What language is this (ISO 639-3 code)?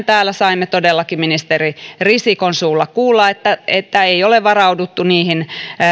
fin